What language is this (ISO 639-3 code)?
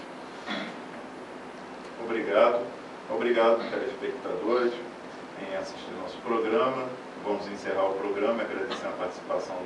por